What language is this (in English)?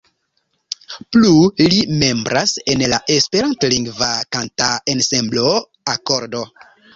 Esperanto